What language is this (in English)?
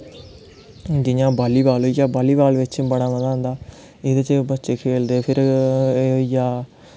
Dogri